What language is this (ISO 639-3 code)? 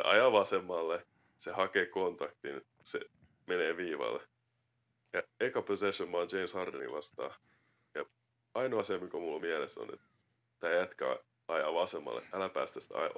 fin